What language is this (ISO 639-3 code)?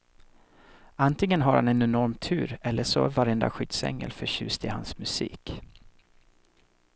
swe